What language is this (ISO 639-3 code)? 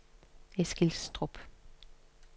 dan